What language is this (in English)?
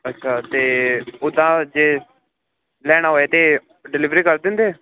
Punjabi